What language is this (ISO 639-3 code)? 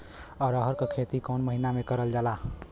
bho